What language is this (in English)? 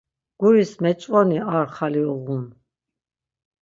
Laz